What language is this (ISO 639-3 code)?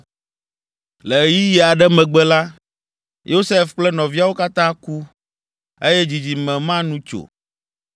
ewe